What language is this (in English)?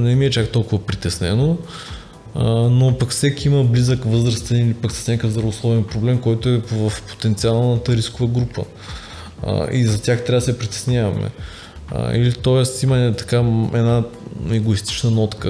Bulgarian